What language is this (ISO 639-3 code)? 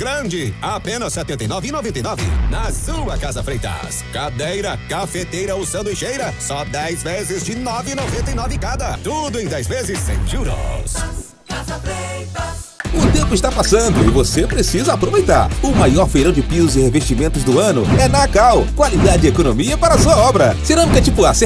por